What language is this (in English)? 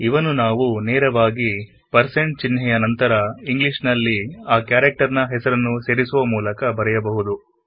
Kannada